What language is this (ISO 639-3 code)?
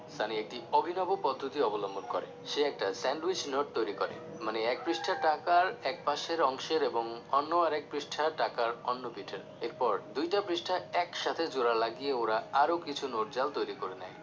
ben